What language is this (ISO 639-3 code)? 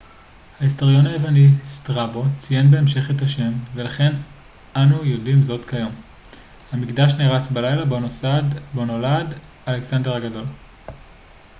heb